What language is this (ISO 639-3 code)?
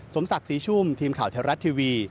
tha